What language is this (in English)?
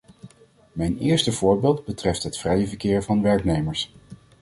Dutch